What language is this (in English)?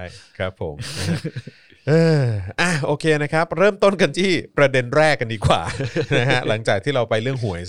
Thai